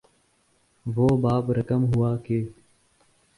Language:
Urdu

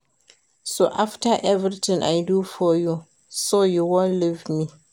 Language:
Nigerian Pidgin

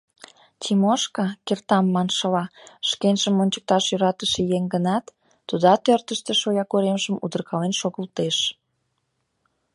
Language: Mari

